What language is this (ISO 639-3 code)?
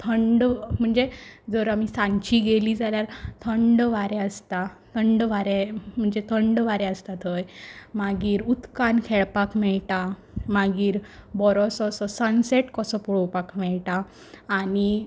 kok